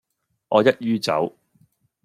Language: Cantonese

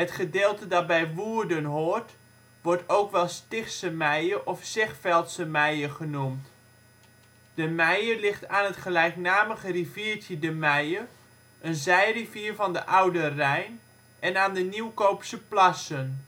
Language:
Dutch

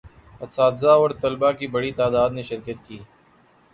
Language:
Urdu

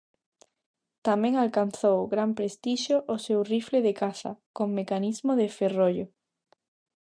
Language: Galician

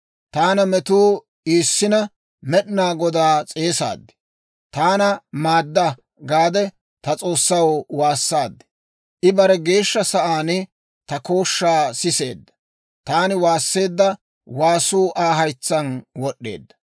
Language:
Dawro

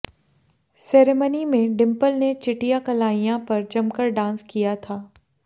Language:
Hindi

